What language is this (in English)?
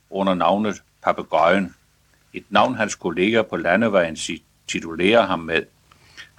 Danish